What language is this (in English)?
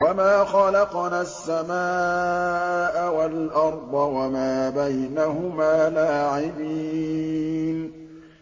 Arabic